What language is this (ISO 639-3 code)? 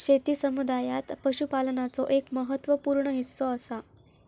mar